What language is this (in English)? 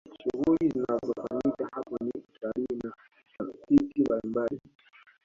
Swahili